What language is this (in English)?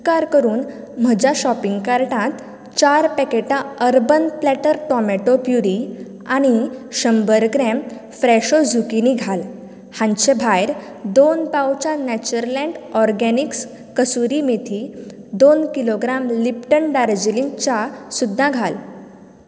Konkani